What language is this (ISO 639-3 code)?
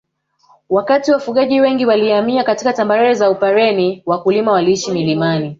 swa